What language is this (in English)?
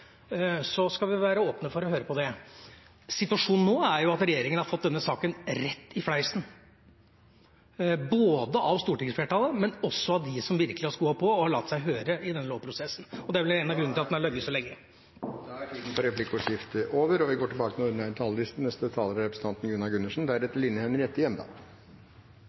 Norwegian